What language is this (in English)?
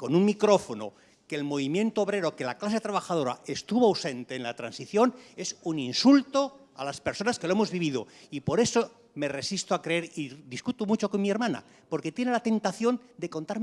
Spanish